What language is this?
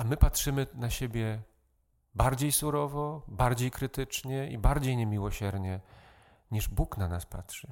Polish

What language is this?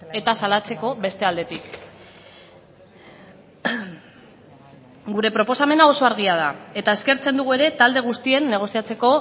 Basque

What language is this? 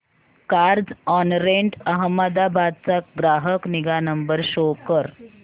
Marathi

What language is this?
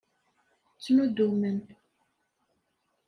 Kabyle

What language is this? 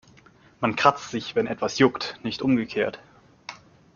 German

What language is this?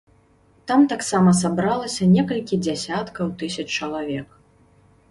Belarusian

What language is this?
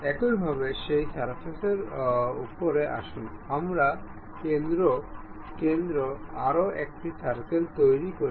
Bangla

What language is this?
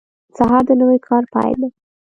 Pashto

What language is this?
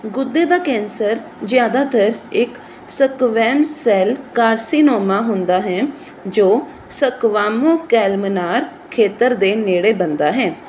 Punjabi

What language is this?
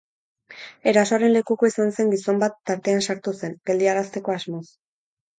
Basque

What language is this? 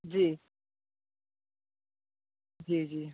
Hindi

